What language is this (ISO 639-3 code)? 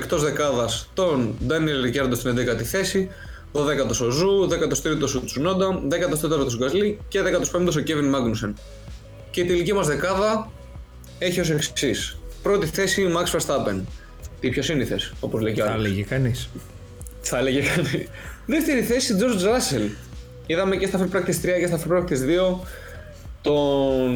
ell